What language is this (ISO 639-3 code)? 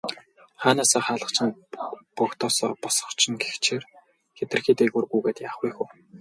mon